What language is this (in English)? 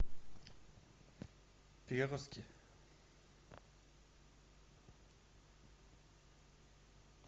Russian